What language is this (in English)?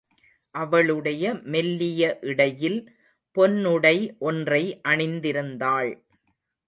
Tamil